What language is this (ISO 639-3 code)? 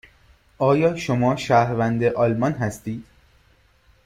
fas